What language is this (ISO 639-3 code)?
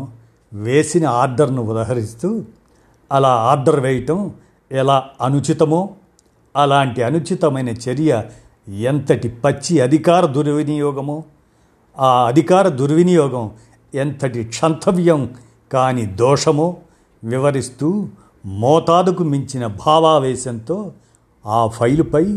tel